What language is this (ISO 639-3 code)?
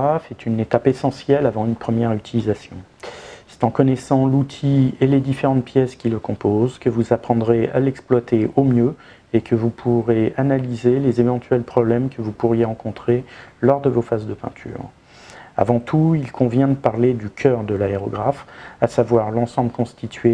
fra